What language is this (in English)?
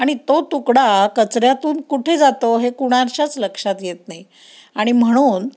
Marathi